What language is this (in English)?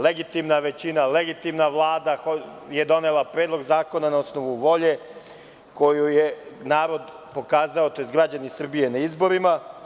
Serbian